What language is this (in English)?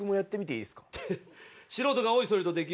Japanese